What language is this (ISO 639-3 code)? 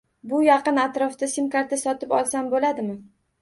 uzb